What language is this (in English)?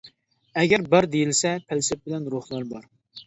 Uyghur